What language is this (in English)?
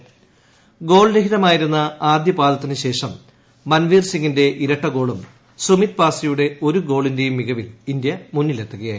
Malayalam